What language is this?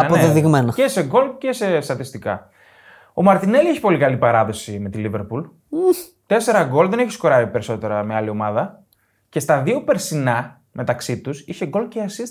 Greek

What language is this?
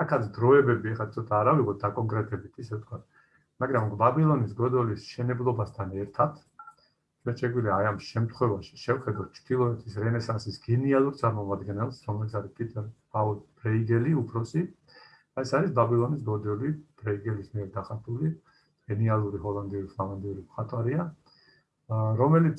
Turkish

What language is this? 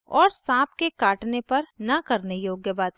Hindi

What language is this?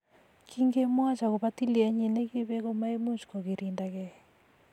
Kalenjin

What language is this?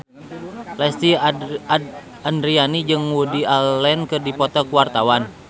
Sundanese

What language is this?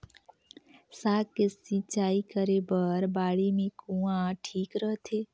Chhattisgarhi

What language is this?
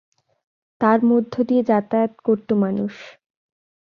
Bangla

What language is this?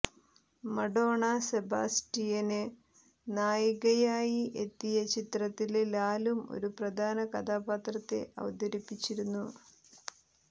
Malayalam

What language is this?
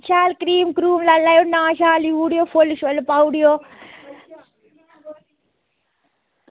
Dogri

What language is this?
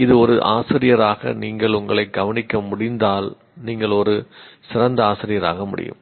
Tamil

